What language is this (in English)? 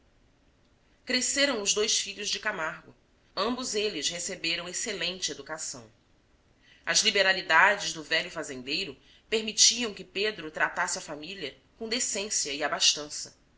Portuguese